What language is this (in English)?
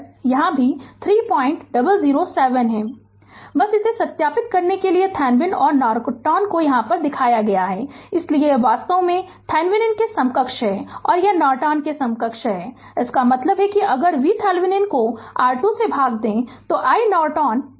Hindi